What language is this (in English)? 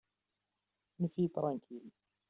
Kabyle